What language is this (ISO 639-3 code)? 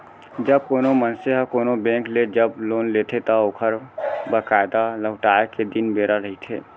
hne